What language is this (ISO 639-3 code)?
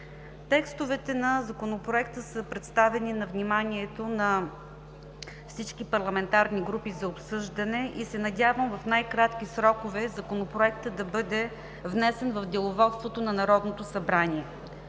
bul